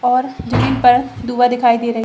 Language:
Hindi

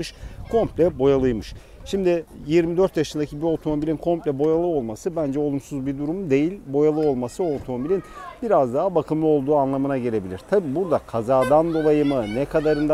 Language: Turkish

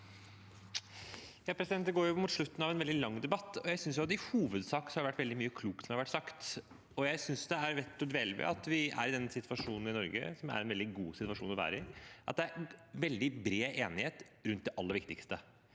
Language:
Norwegian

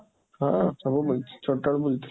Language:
Odia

